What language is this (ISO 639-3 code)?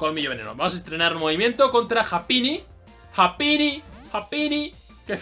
spa